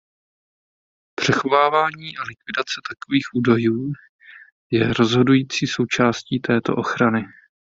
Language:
Czech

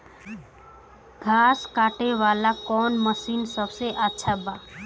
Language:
Bhojpuri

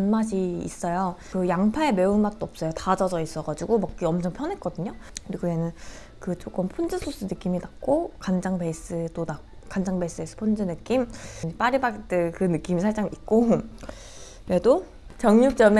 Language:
Korean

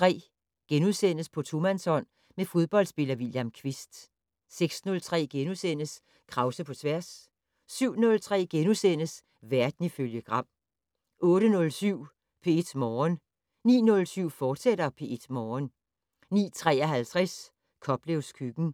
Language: Danish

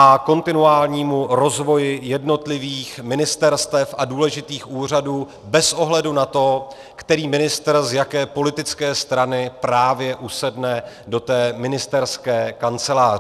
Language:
Czech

